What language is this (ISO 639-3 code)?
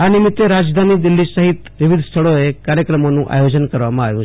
guj